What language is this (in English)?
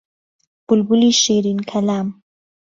Central Kurdish